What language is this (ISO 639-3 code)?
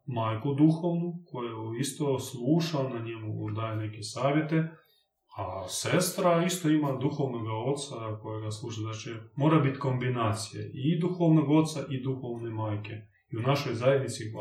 hrv